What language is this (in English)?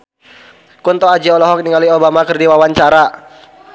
Sundanese